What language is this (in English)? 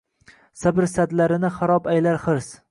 Uzbek